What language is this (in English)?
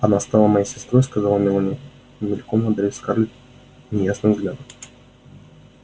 Russian